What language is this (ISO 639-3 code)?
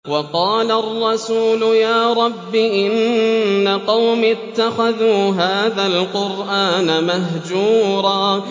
ara